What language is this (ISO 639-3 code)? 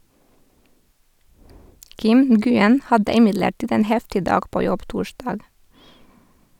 nor